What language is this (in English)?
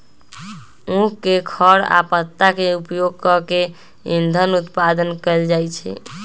Magahi